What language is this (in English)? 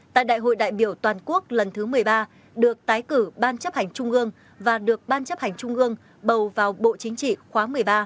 Vietnamese